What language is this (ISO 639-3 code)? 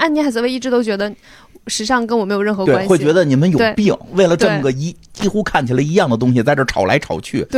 zho